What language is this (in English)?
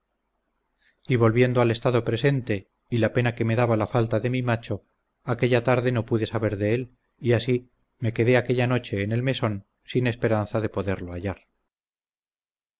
Spanish